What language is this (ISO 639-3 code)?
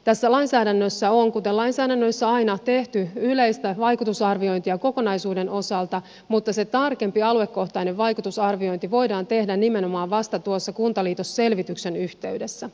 fin